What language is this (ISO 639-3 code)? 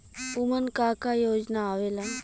bho